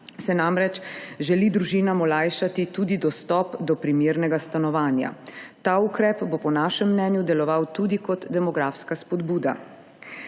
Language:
Slovenian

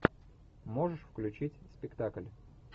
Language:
Russian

